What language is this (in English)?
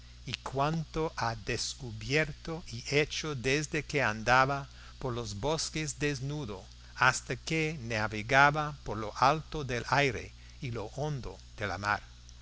Spanish